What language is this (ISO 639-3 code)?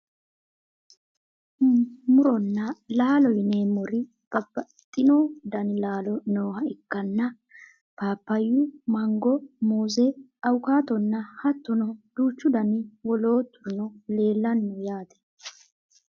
sid